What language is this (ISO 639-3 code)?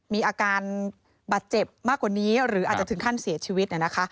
tha